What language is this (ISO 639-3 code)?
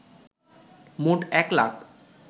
ben